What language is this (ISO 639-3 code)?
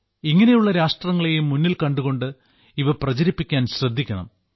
mal